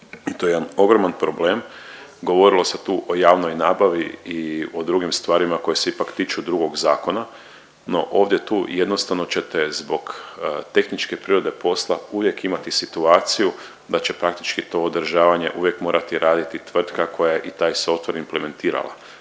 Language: Croatian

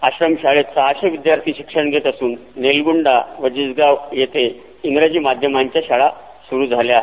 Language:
Marathi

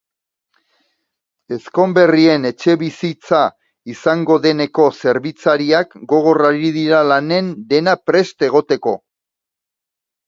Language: Basque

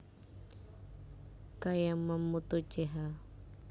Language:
Javanese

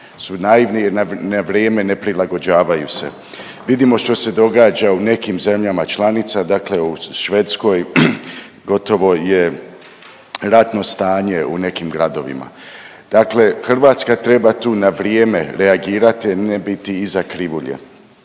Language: Croatian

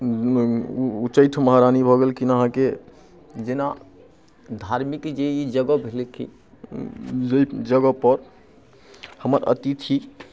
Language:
Maithili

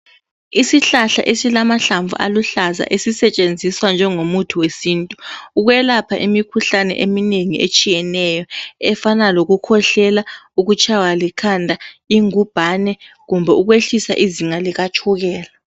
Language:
North Ndebele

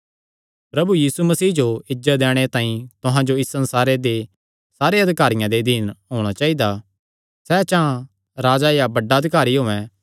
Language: Kangri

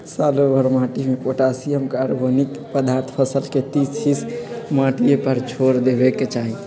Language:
Magahi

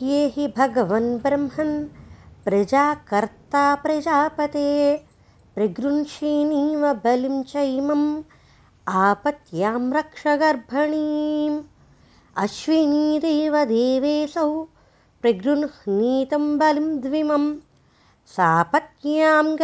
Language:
Telugu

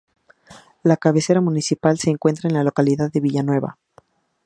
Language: Spanish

